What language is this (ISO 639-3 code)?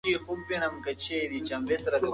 pus